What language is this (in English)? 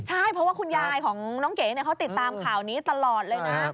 Thai